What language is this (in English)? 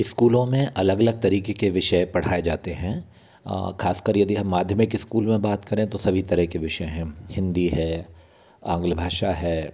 Hindi